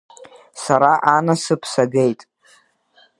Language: Abkhazian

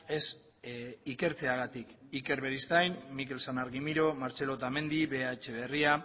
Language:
Basque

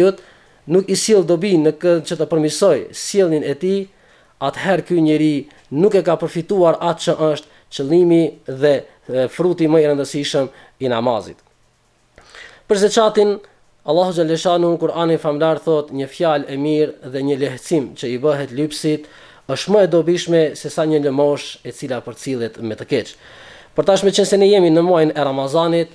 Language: Arabic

